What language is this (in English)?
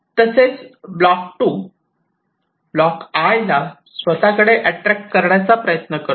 Marathi